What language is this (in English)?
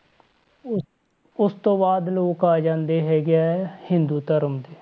Punjabi